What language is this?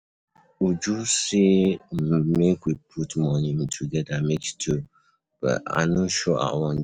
Nigerian Pidgin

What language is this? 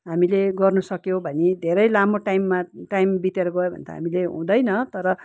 Nepali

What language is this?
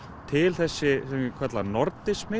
Icelandic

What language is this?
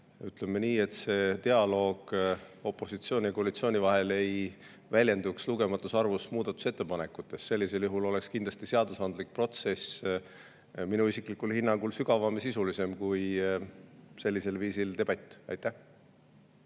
Estonian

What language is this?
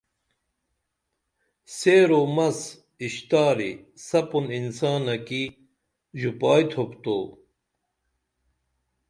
Dameli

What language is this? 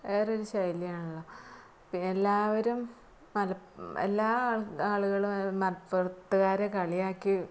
Malayalam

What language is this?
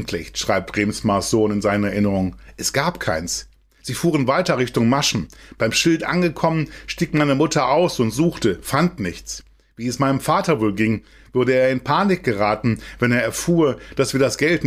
German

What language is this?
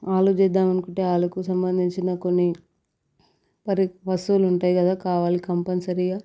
Telugu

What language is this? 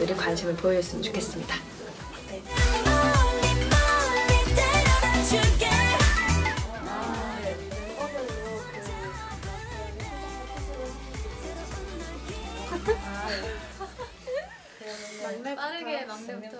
Korean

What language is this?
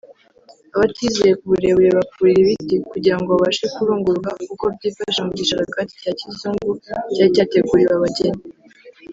Kinyarwanda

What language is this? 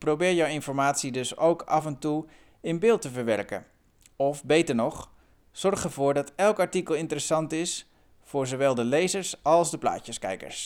Dutch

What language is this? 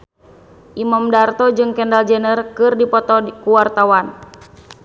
Sundanese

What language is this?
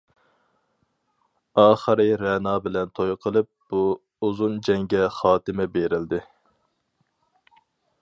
Uyghur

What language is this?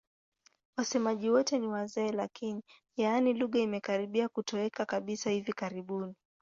Swahili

